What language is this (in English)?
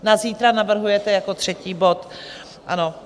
Czech